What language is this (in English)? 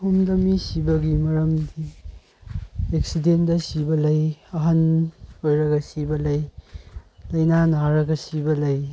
Manipuri